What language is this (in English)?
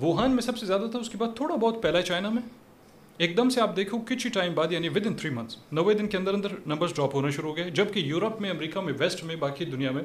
Urdu